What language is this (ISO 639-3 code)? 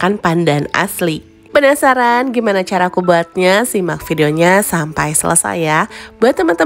ind